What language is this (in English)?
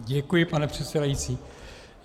Czech